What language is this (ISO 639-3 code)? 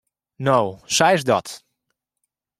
fry